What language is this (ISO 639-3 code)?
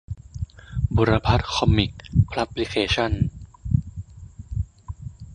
tha